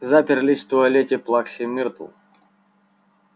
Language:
Russian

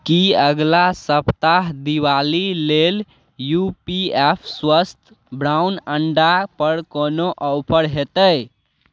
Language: Maithili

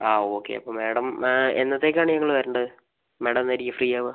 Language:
Malayalam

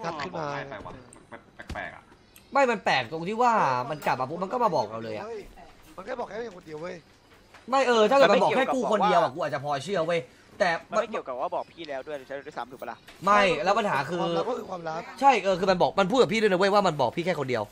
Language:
Thai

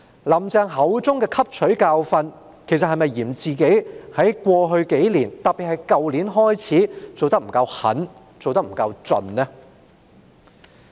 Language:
Cantonese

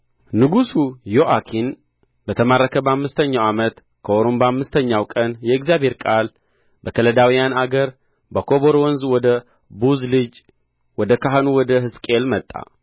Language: Amharic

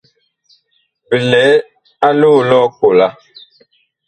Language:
Bakoko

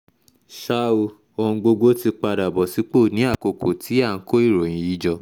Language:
Yoruba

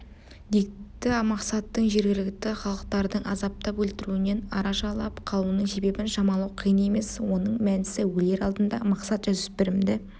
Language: Kazakh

